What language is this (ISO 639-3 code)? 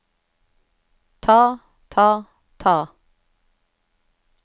nor